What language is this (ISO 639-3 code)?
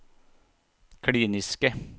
nor